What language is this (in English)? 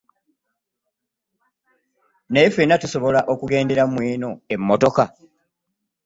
Ganda